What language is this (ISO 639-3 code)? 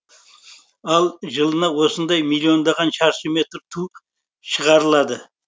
kaz